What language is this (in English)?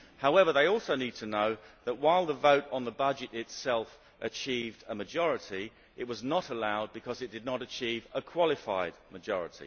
English